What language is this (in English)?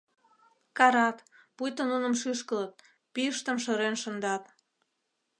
Mari